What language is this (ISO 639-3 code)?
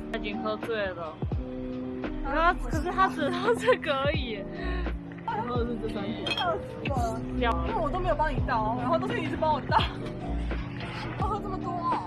zho